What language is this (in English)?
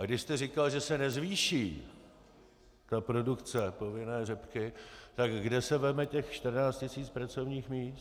Czech